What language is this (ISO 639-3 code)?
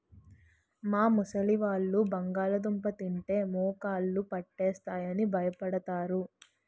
tel